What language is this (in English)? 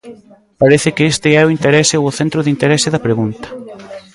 Galician